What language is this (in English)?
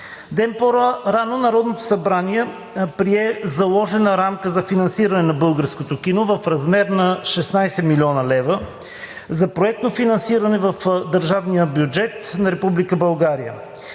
Bulgarian